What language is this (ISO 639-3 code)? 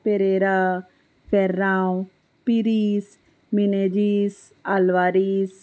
kok